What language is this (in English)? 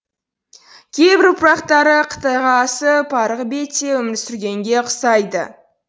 Kazakh